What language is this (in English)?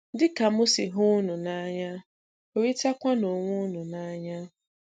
Igbo